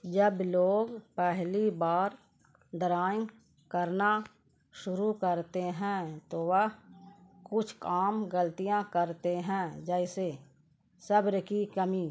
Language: Urdu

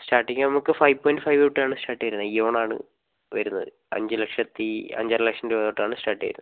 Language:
Malayalam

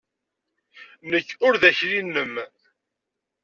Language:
Kabyle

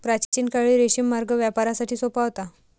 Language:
Marathi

